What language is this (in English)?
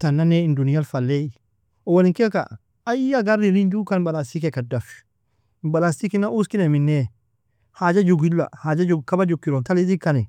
Nobiin